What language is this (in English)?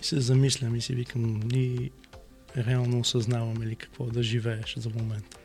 Bulgarian